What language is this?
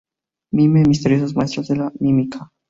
Spanish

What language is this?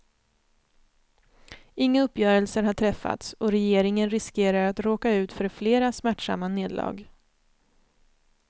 Swedish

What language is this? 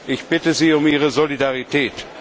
German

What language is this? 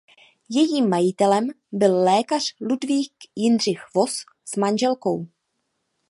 Czech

